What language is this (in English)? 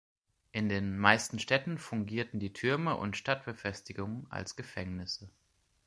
German